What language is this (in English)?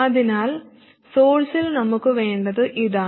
Malayalam